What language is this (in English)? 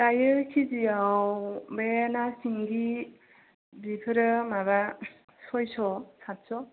Bodo